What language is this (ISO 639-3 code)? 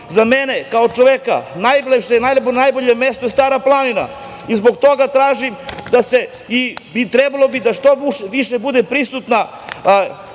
srp